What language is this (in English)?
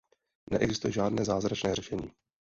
Czech